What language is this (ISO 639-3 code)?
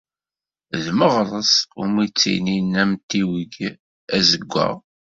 kab